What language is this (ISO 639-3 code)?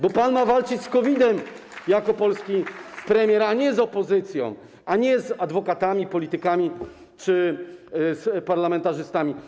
pol